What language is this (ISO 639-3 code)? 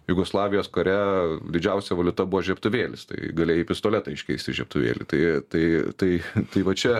lit